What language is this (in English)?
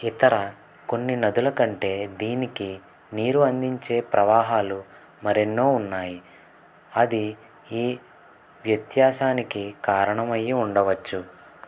Telugu